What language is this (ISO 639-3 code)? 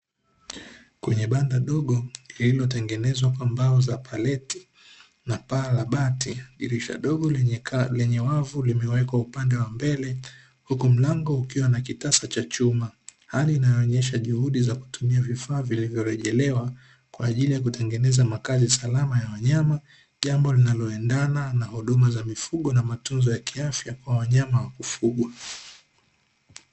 swa